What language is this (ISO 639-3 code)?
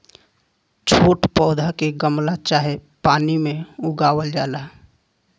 bho